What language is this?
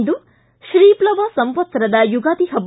Kannada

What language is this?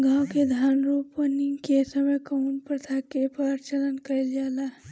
Bhojpuri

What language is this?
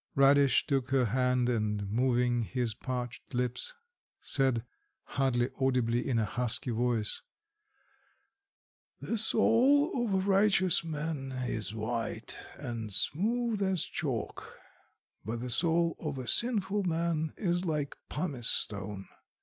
English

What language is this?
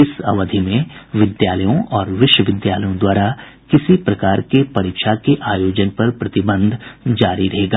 Hindi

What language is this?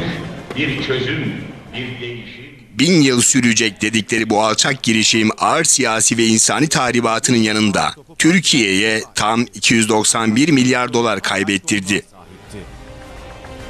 Turkish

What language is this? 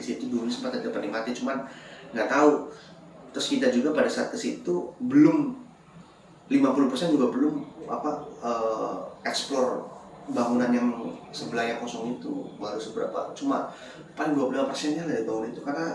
Indonesian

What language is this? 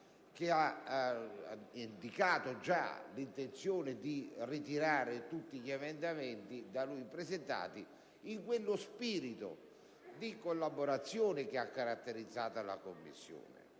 Italian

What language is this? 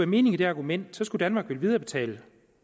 Danish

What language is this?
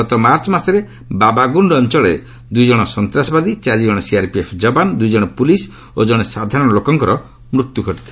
Odia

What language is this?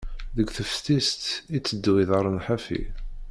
Kabyle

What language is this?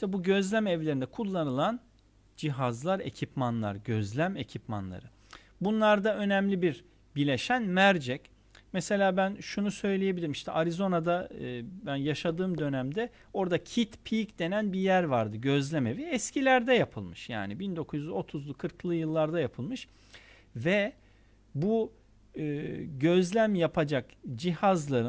Turkish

